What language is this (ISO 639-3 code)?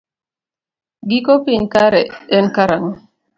luo